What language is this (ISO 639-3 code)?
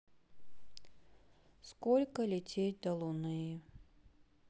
rus